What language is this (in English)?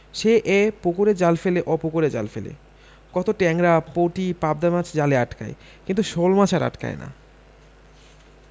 Bangla